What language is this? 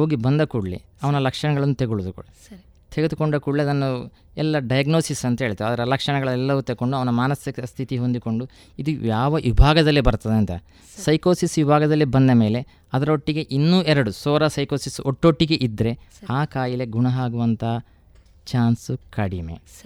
Kannada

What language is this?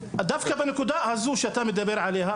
Hebrew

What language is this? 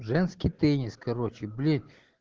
Russian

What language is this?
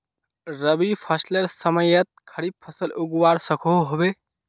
Magahi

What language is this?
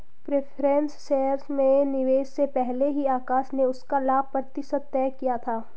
Hindi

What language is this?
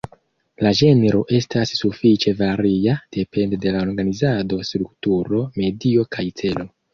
Esperanto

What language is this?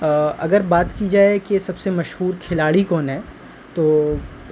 Urdu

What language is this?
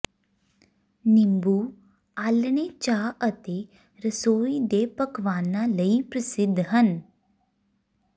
Punjabi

